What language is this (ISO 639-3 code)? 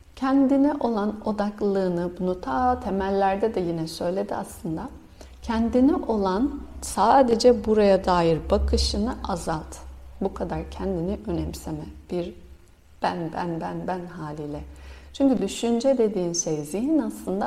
tur